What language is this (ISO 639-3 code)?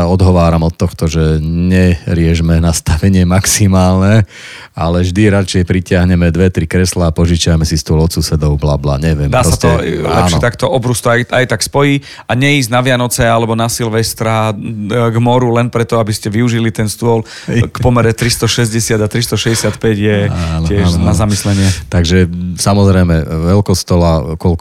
slk